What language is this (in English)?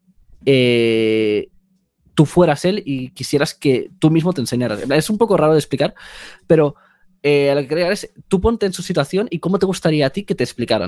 Spanish